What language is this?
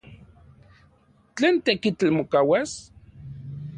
Central Puebla Nahuatl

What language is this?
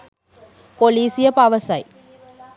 Sinhala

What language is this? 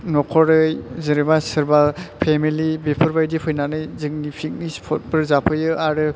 Bodo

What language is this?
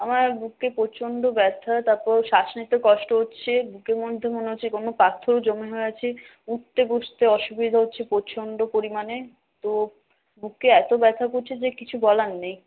Bangla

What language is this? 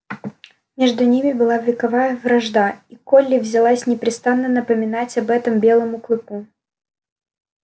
Russian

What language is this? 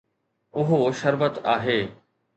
Sindhi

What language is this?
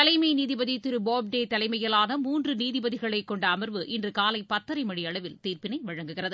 Tamil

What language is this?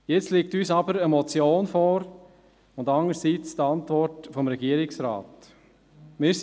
Swiss German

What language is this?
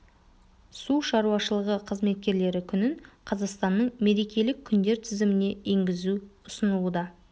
Kazakh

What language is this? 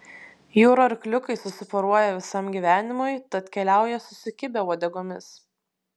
Lithuanian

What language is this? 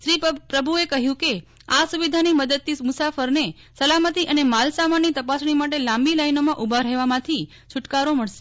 Gujarati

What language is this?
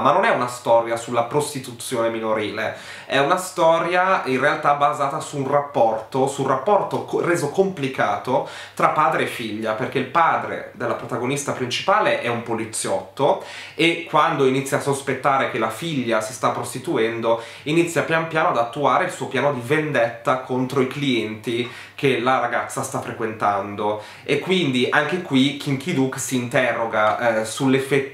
Italian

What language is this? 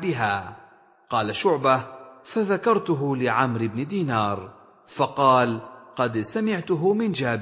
Arabic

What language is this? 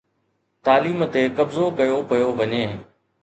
Sindhi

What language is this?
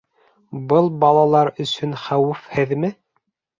Bashkir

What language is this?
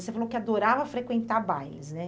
Portuguese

